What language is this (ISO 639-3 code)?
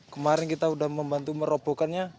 ind